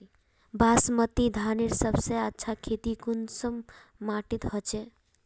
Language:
Magahi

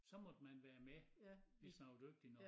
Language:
Danish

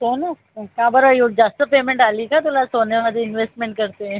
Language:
Marathi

